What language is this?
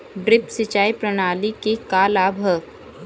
Bhojpuri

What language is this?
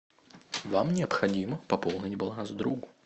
Russian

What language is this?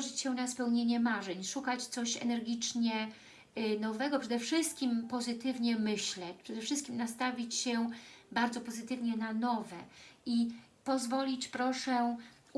Polish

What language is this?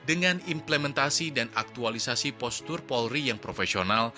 Indonesian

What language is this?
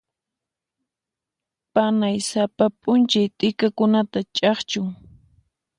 Puno Quechua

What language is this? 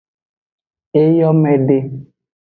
Aja (Benin)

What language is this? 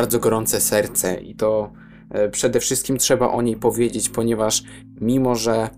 Polish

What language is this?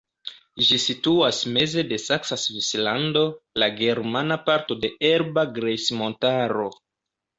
Esperanto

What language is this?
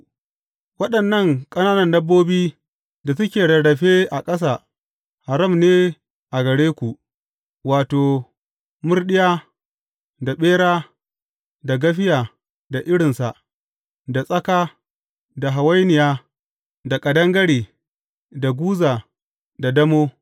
Hausa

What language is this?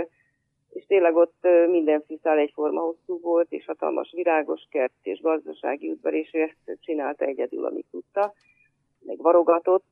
Hungarian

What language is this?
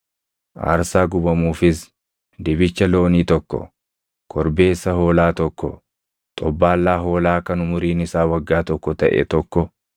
Oromo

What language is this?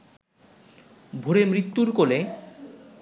Bangla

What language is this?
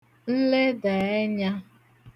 Igbo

